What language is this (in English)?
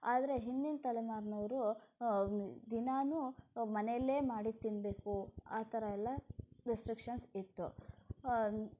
Kannada